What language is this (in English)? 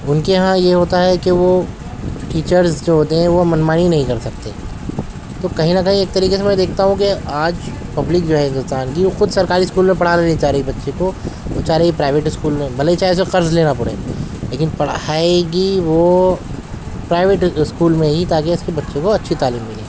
Urdu